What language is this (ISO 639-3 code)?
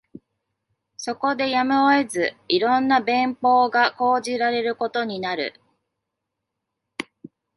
jpn